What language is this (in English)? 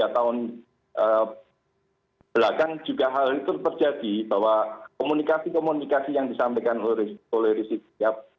Indonesian